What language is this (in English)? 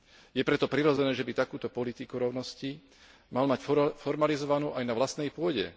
Slovak